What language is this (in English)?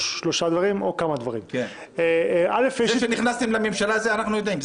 Hebrew